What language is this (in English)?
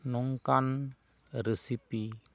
Santali